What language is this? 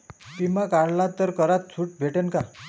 Marathi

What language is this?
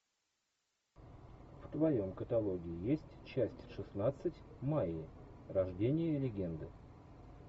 Russian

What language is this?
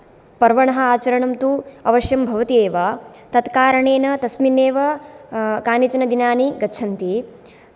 Sanskrit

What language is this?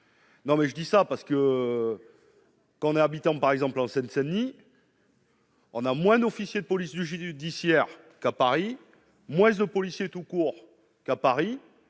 French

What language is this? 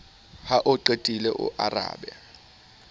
Southern Sotho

